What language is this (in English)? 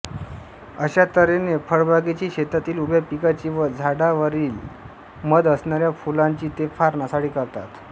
Marathi